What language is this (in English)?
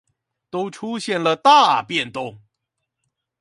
Chinese